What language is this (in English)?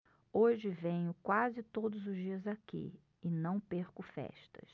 Portuguese